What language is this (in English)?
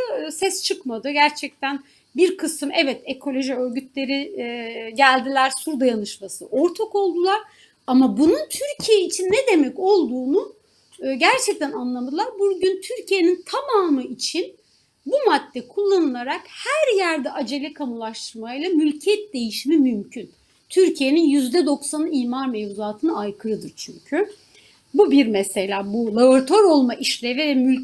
Turkish